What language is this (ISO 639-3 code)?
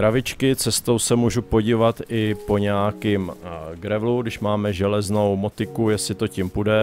ces